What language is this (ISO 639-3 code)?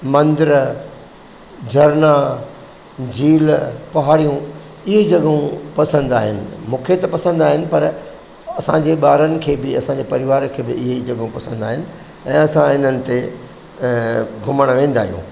snd